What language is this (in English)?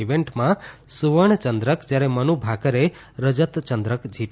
Gujarati